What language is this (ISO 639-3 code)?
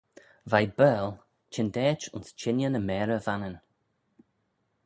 glv